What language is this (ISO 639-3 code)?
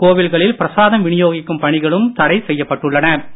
tam